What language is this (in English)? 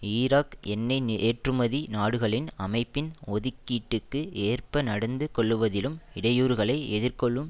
Tamil